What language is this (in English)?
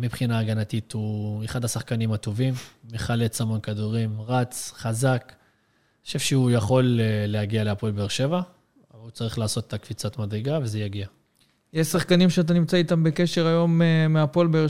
Hebrew